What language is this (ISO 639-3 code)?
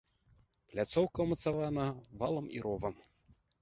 bel